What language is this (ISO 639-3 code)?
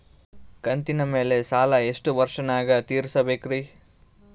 kan